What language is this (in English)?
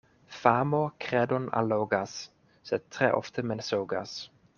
Esperanto